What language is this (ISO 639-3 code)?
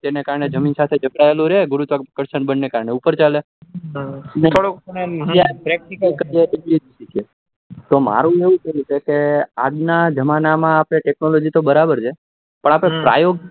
guj